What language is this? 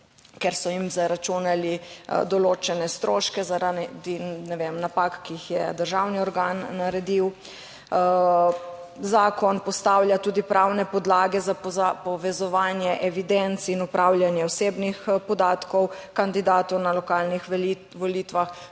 Slovenian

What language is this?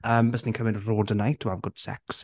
Welsh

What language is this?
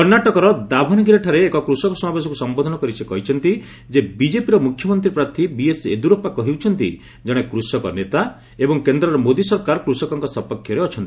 Odia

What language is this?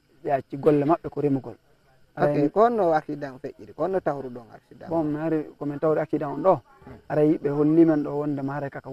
Arabic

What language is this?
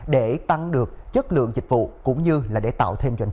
Vietnamese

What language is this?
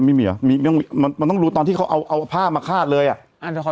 Thai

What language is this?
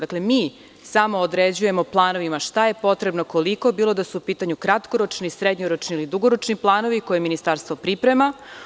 Serbian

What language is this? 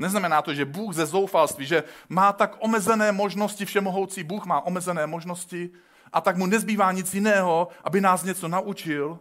Czech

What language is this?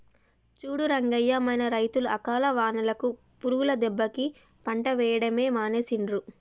Telugu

